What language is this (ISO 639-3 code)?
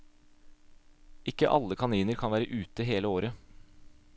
nor